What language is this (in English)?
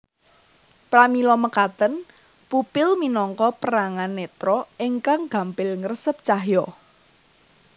Javanese